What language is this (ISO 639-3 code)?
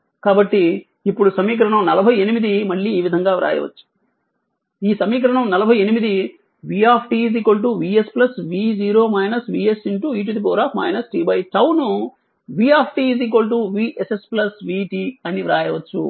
tel